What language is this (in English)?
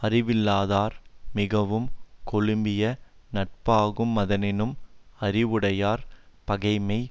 Tamil